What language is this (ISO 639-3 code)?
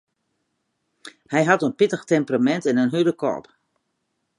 fry